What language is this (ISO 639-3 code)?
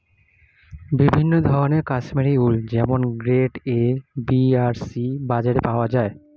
ben